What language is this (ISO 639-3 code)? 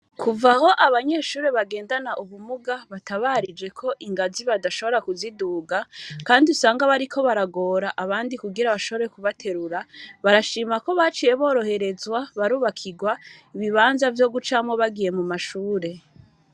run